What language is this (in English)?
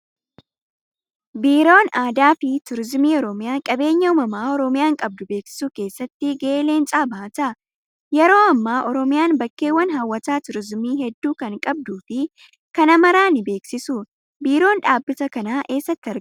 Oromo